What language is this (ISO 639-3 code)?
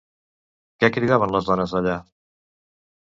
cat